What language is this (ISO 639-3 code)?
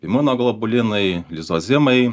lit